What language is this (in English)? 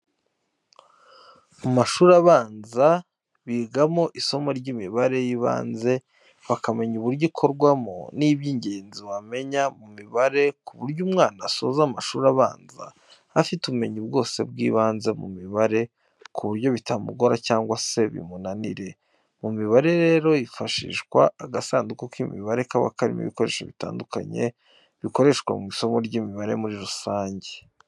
Kinyarwanda